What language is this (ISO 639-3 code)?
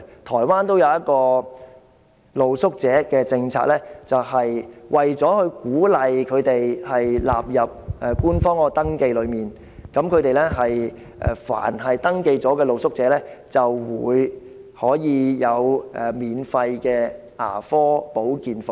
yue